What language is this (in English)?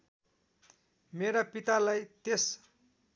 Nepali